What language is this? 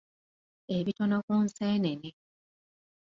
Ganda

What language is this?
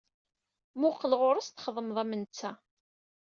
Kabyle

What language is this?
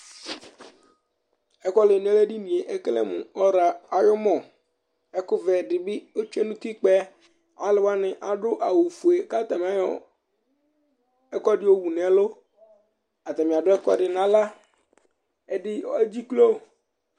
Ikposo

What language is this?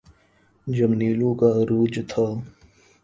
Urdu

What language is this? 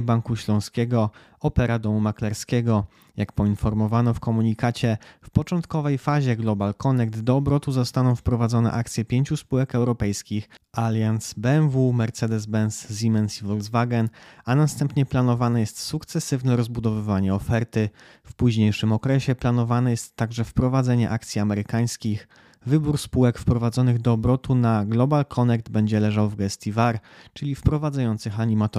Polish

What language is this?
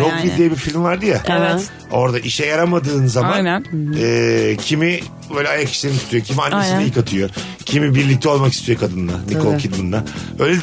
Turkish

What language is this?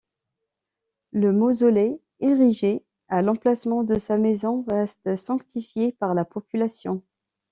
French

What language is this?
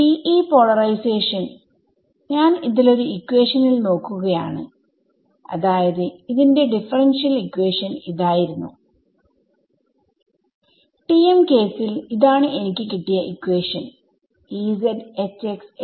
Malayalam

